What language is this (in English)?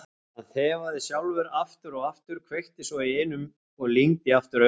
Icelandic